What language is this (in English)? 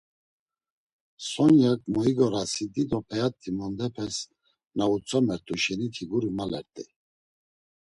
Laz